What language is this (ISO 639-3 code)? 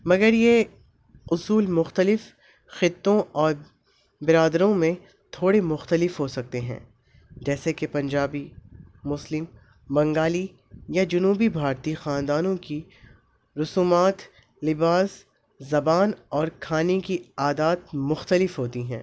urd